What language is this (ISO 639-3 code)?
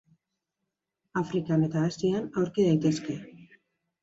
eus